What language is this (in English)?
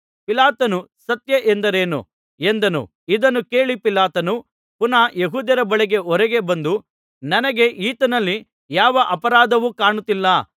Kannada